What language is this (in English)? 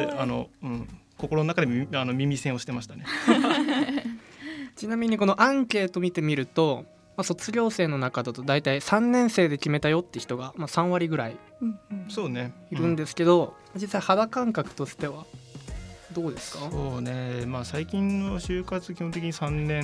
Japanese